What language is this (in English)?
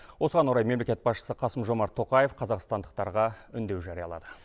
Kazakh